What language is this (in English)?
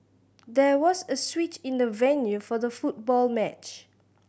English